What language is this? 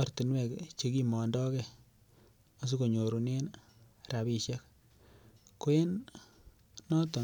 Kalenjin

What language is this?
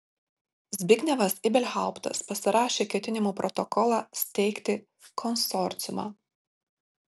Lithuanian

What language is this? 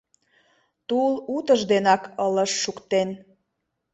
Mari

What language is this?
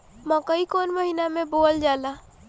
Bhojpuri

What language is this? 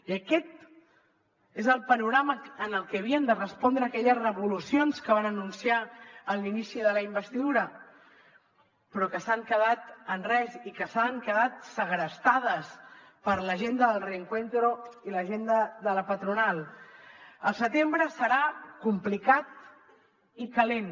Catalan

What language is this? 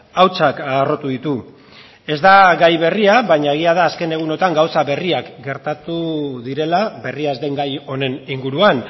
Basque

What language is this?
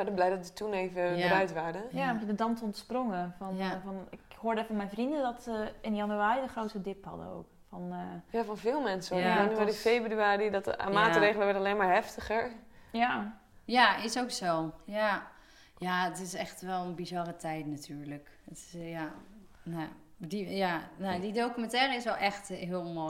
Dutch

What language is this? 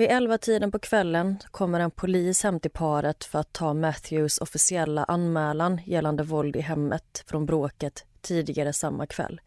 Swedish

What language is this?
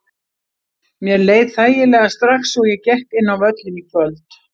Icelandic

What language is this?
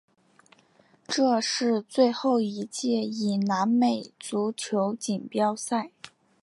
Chinese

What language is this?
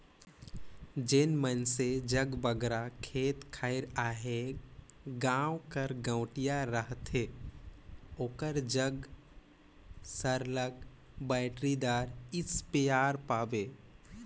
Chhattisgarhi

